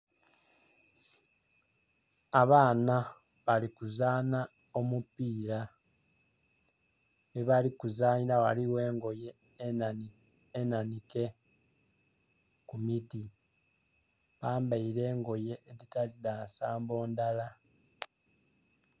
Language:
Soga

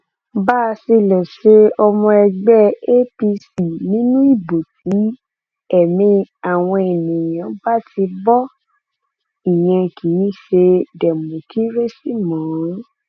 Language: Yoruba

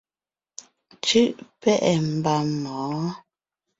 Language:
Ngiemboon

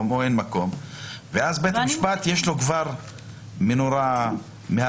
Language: Hebrew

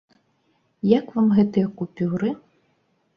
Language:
Belarusian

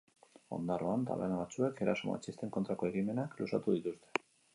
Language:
Basque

